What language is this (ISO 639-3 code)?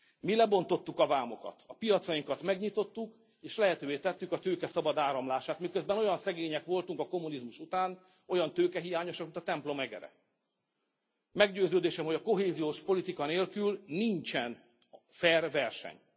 hun